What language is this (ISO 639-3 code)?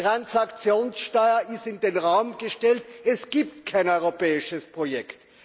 deu